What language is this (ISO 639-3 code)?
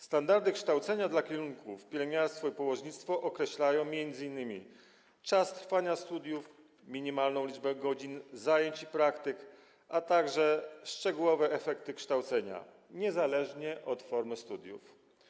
pol